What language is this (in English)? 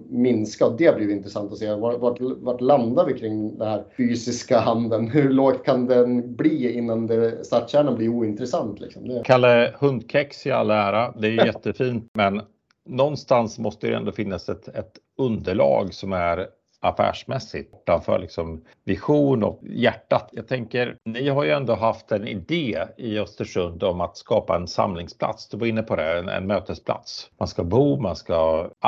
Swedish